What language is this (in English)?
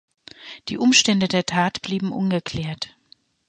German